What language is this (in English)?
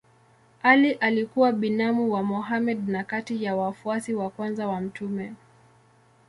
Swahili